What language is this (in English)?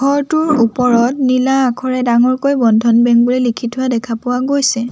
Assamese